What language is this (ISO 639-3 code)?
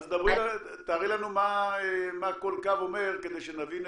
heb